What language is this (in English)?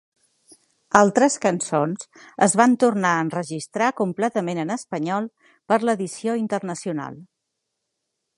Catalan